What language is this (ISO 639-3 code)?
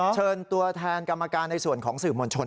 tha